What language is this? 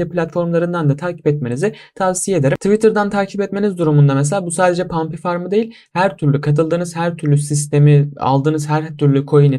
Turkish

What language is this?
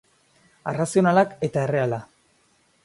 Basque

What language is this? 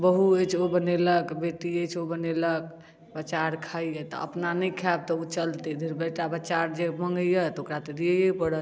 Maithili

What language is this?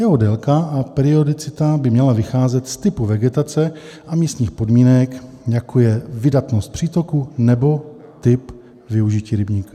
Czech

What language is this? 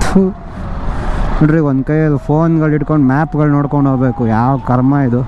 Kannada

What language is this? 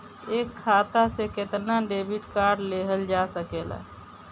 Bhojpuri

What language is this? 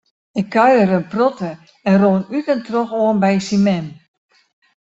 Western Frisian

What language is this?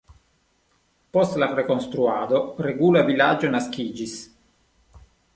Esperanto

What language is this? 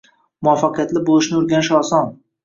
Uzbek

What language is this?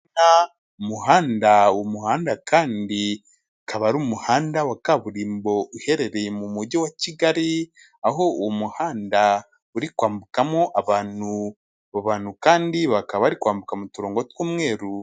Kinyarwanda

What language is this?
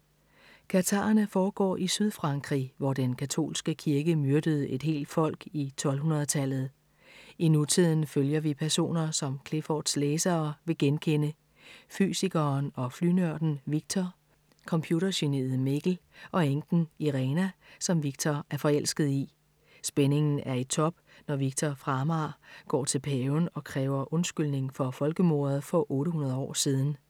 Danish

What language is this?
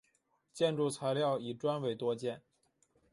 Chinese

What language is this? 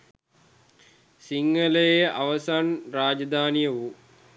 Sinhala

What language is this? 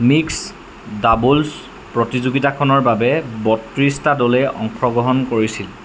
Assamese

